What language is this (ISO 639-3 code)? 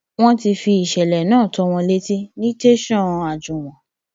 yor